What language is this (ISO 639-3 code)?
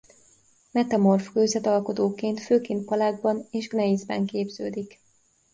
hun